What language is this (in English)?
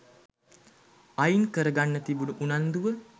Sinhala